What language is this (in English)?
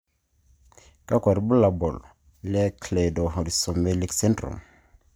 Masai